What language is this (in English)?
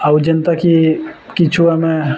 Odia